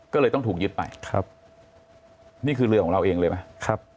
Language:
Thai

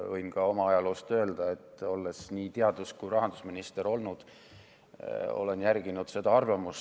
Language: Estonian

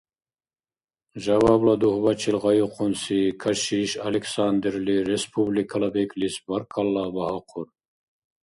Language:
Dargwa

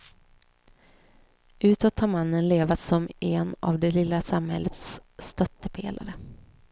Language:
Swedish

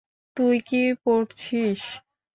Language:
Bangla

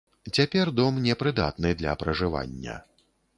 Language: Belarusian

